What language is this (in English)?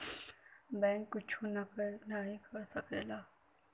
Bhojpuri